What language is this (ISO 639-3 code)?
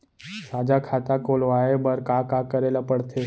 hne